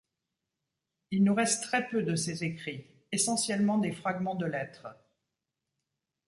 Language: French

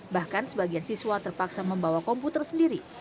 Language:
Indonesian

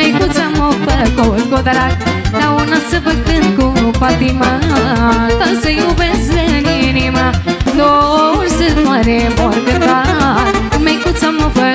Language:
Romanian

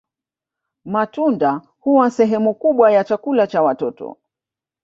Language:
Swahili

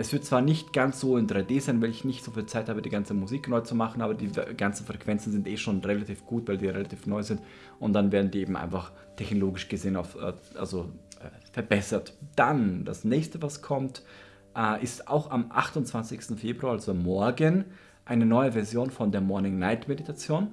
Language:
German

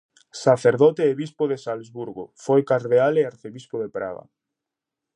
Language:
Galician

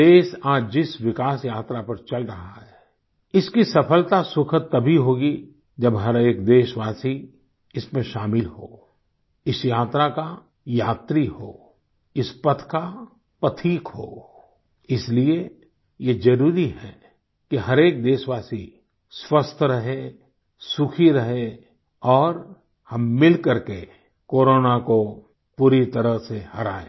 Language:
Hindi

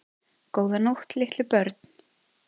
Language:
Icelandic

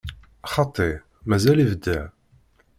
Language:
Kabyle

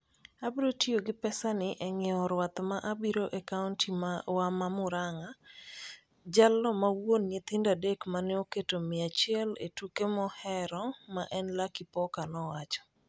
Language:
Luo (Kenya and Tanzania)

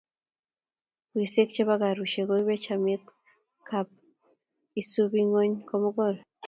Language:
Kalenjin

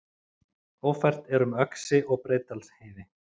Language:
Icelandic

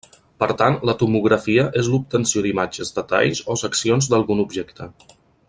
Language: Catalan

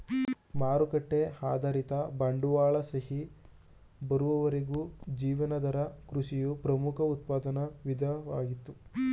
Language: Kannada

